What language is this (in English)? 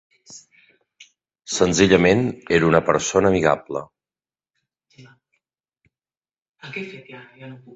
Catalan